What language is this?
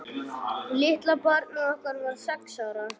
Icelandic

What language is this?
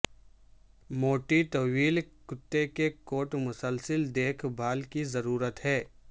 Urdu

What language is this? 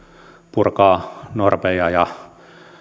Finnish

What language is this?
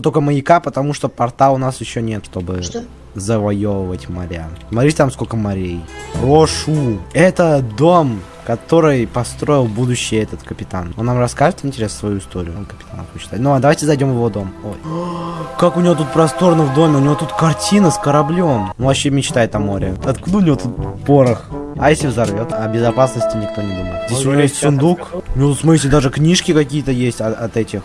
Russian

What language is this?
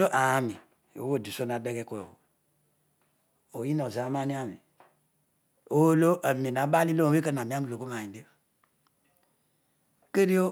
Odual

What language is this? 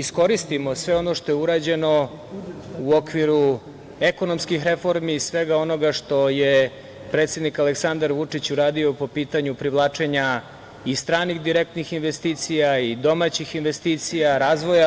Serbian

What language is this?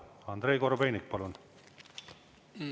Estonian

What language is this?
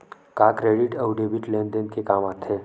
Chhattisgarhi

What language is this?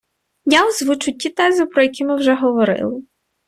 Ukrainian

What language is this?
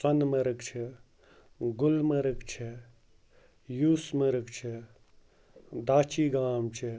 Kashmiri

